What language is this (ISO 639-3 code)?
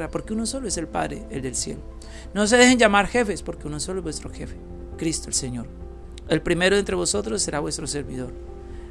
spa